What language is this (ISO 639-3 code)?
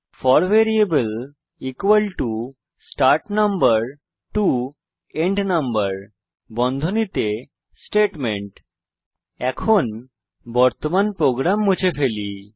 ben